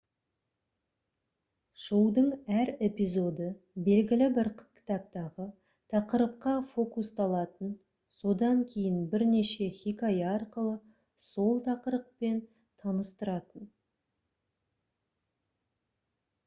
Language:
Kazakh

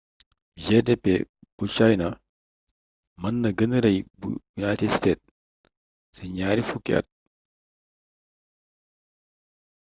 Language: Wolof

